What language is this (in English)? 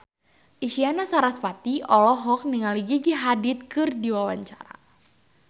Sundanese